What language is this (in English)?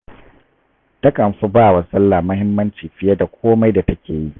Hausa